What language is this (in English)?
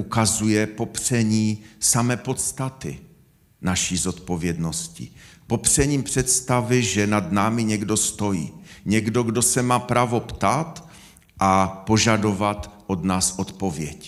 Czech